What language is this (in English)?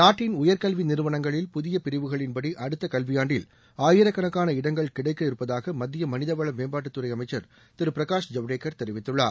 Tamil